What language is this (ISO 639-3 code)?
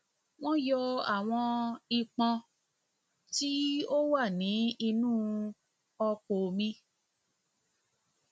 yor